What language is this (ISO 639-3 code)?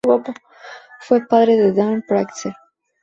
spa